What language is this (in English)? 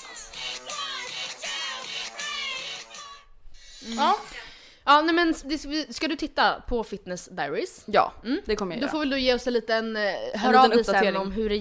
Swedish